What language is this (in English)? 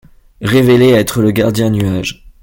French